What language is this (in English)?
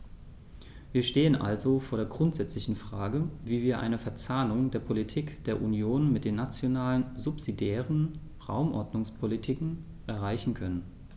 German